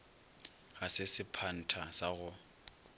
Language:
Northern Sotho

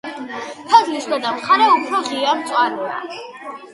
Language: Georgian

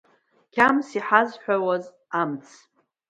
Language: Abkhazian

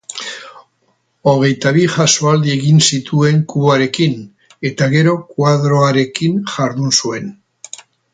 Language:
Basque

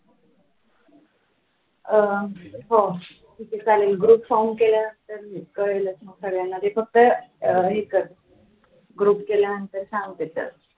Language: Marathi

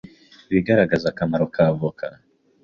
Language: Kinyarwanda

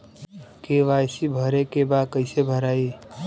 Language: Bhojpuri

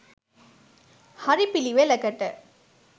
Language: Sinhala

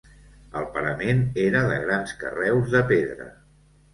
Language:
Catalan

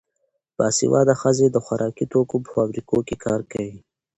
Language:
Pashto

